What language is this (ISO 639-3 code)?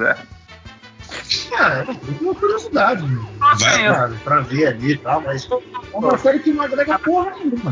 por